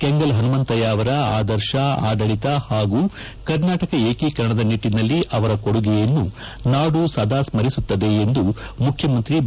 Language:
Kannada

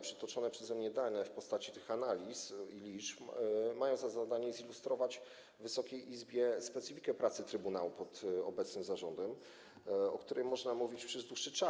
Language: Polish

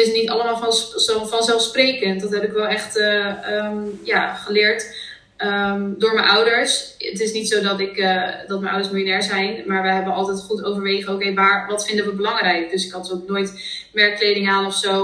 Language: Dutch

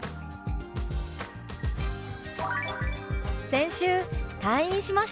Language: Japanese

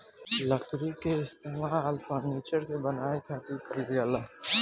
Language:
Bhojpuri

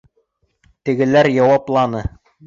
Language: Bashkir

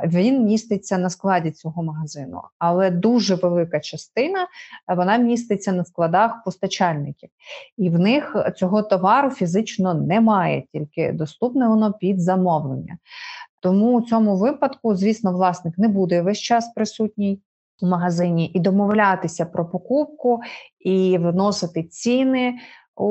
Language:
Ukrainian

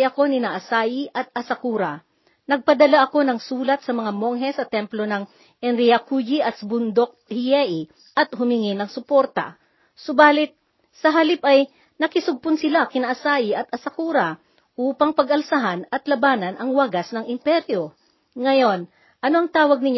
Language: Filipino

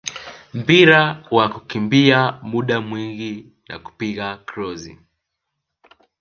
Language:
Swahili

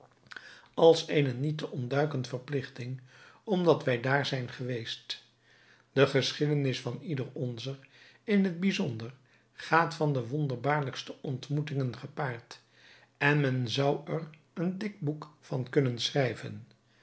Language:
Dutch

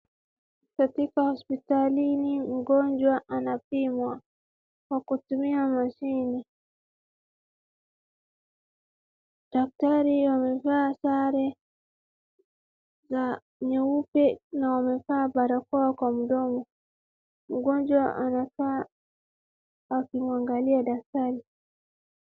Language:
Swahili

